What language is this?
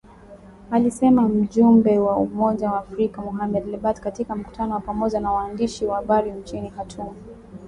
Swahili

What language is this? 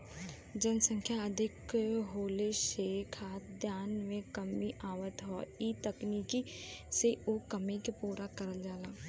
Bhojpuri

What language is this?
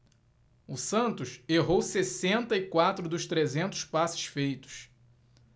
Portuguese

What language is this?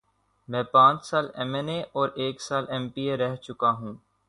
Urdu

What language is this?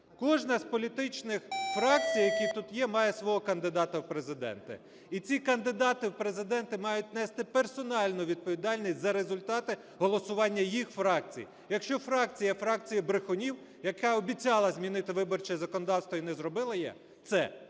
Ukrainian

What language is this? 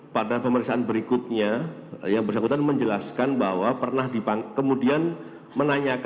Indonesian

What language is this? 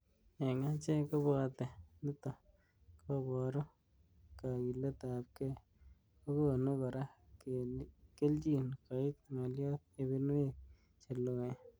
Kalenjin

